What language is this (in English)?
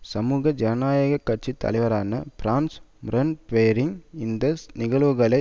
Tamil